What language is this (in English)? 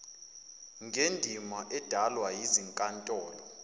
Zulu